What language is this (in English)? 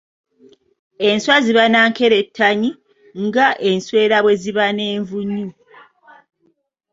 Ganda